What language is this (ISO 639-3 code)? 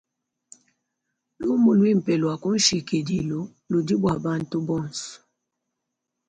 lua